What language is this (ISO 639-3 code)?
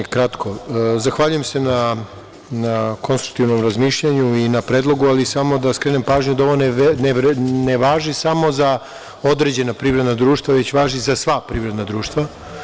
srp